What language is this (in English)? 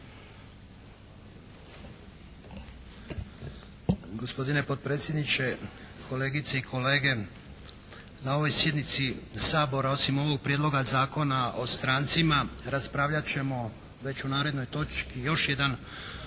Croatian